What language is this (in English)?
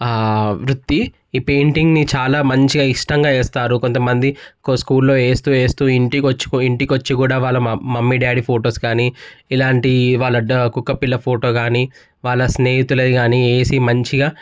Telugu